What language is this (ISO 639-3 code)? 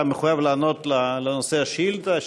heb